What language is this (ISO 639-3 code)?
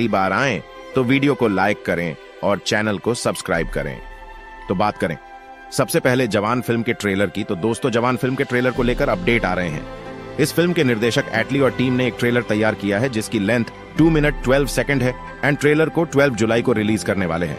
hin